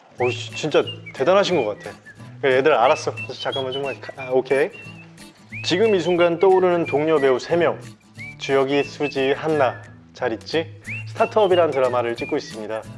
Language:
Korean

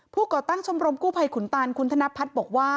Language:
Thai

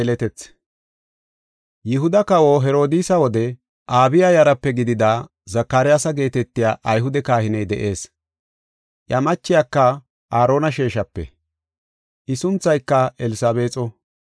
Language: Gofa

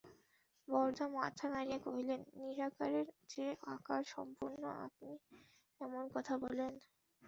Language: Bangla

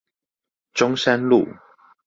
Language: Chinese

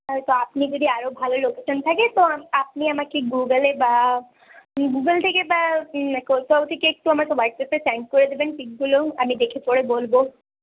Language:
Bangla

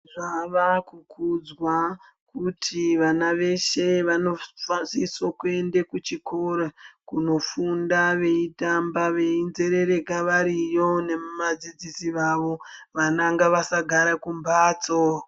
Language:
Ndau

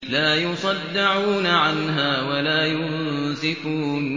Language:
Arabic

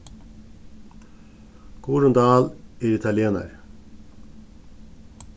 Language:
Faroese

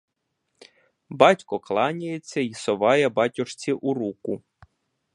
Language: Ukrainian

